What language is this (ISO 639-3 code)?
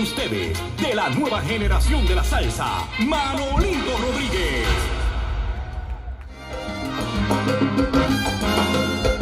spa